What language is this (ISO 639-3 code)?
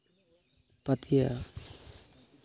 sat